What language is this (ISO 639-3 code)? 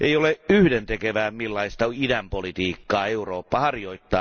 fin